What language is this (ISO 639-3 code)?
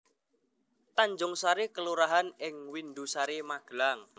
jav